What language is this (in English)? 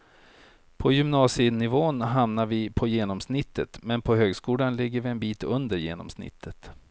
Swedish